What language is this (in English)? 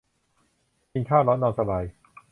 Thai